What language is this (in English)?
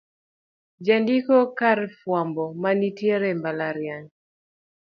Luo (Kenya and Tanzania)